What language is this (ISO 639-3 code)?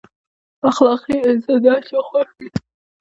pus